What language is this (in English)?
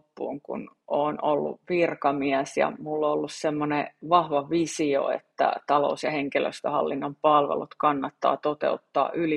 Finnish